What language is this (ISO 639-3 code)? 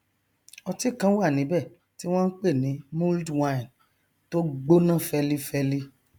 yor